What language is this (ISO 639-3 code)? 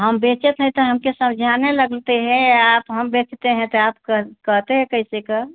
hin